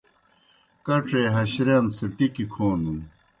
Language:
Kohistani Shina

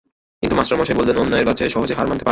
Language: Bangla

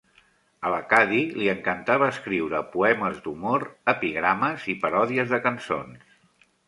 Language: Catalan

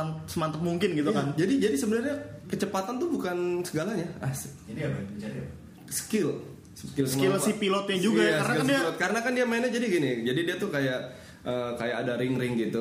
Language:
Indonesian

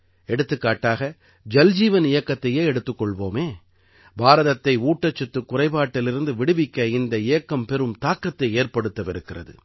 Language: Tamil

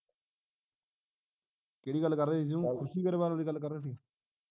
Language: Punjabi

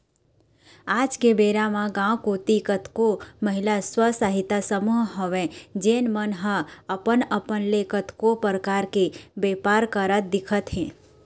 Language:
Chhattisgarhi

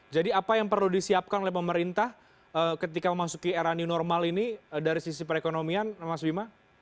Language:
Indonesian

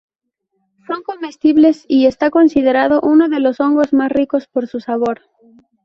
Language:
Spanish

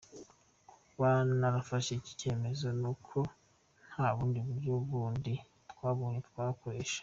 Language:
Kinyarwanda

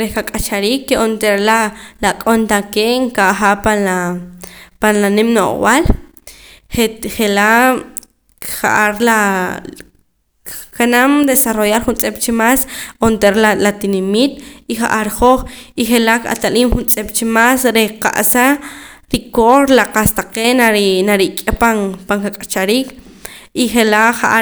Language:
Poqomam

